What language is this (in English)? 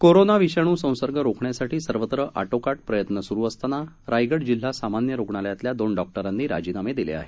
Marathi